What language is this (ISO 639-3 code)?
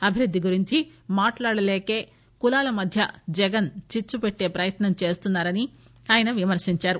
tel